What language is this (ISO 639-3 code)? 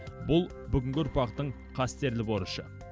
kaz